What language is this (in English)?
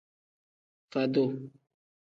Tem